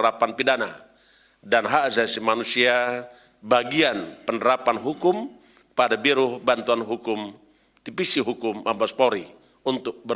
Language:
Indonesian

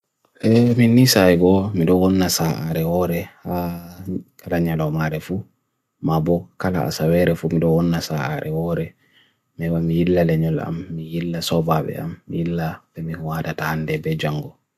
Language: Bagirmi Fulfulde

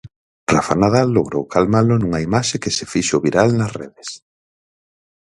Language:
Galician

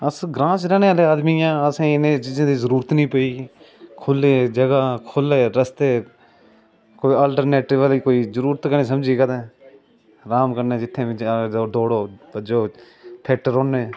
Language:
Dogri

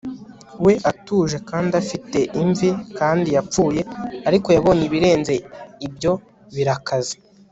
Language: Kinyarwanda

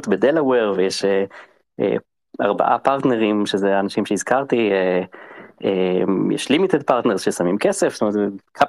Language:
Hebrew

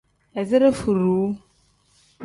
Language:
Tem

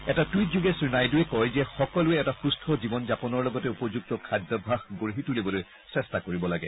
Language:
Assamese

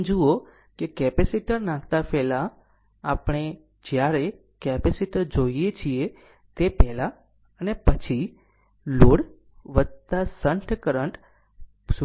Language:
Gujarati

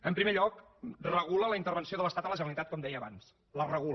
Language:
Catalan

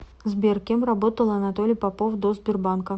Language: Russian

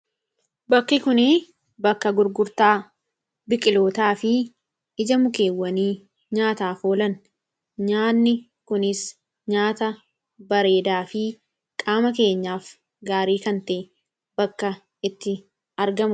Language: Oromo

